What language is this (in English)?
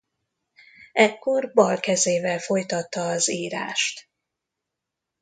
Hungarian